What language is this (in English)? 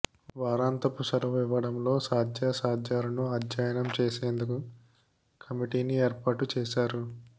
Telugu